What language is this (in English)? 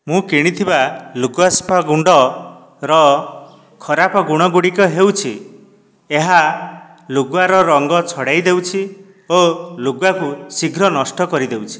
Odia